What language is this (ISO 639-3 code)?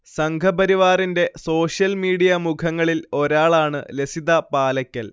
mal